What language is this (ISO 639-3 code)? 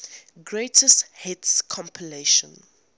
eng